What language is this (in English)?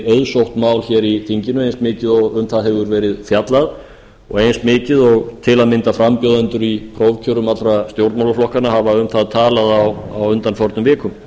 Icelandic